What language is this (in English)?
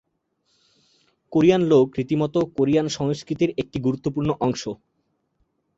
Bangla